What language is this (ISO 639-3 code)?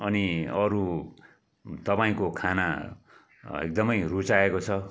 nep